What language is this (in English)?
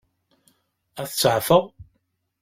Kabyle